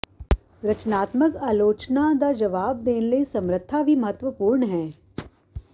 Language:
Punjabi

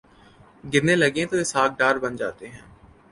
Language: Urdu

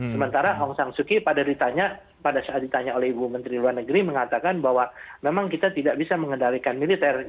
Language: Indonesian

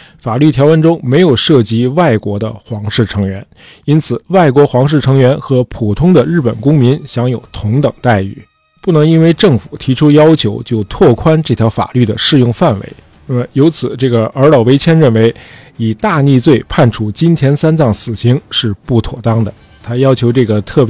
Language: Chinese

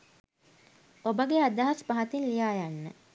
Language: Sinhala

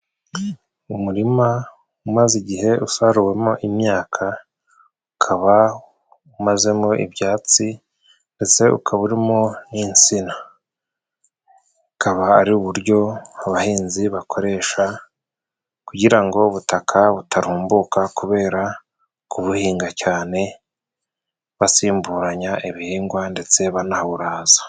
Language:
Kinyarwanda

